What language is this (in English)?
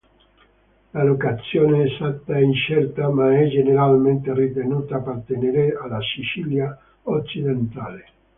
Italian